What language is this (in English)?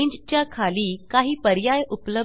Marathi